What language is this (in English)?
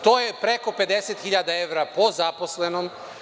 Serbian